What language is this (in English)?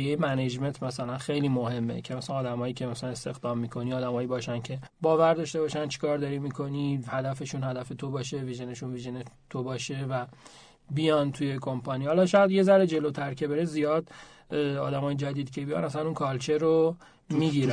Persian